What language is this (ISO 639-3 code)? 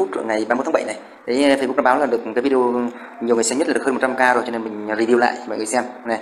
vie